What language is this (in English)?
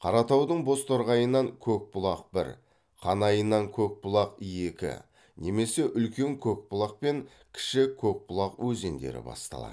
Kazakh